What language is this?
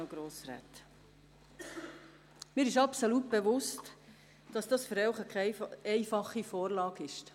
Swiss German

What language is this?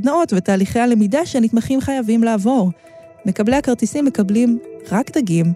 Hebrew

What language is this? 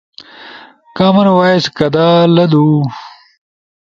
Ushojo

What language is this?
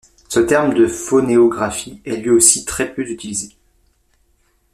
French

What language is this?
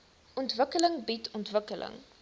Afrikaans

